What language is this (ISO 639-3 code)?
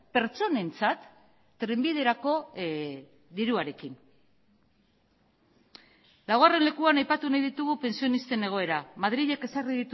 eus